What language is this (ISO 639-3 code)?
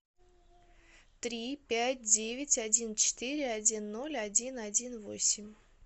rus